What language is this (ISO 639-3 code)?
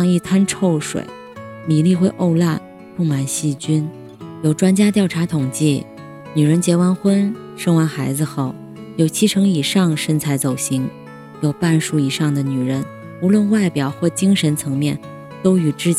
zho